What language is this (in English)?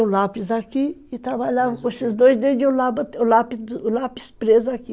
Portuguese